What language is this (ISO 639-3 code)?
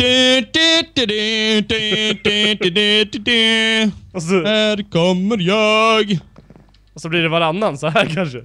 swe